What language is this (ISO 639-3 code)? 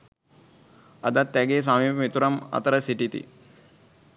sin